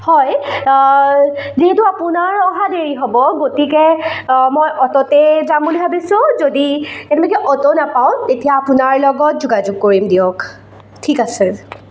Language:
Assamese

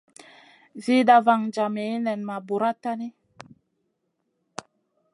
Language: Masana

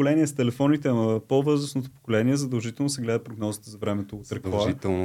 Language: Bulgarian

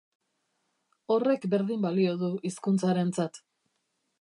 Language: Basque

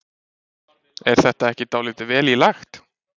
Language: Icelandic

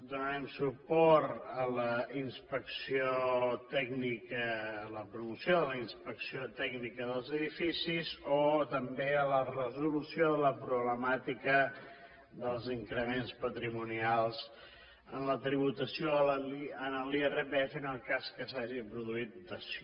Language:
Catalan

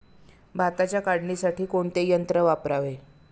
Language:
Marathi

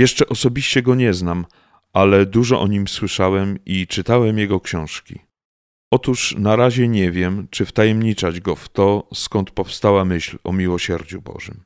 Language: Polish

